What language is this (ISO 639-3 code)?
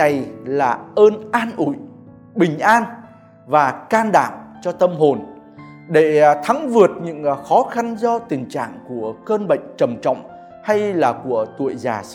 vie